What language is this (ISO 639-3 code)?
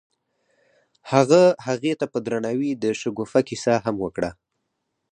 pus